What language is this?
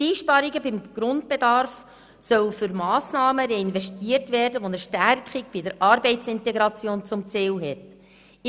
Swiss German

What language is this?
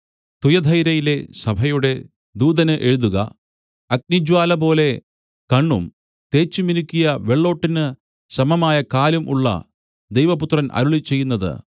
Malayalam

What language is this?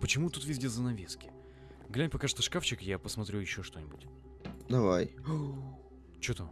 Russian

